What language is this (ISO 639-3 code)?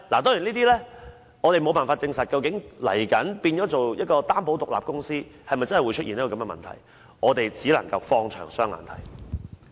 yue